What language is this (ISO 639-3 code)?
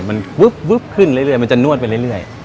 tha